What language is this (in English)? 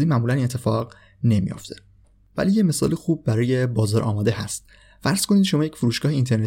Persian